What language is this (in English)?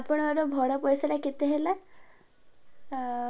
Odia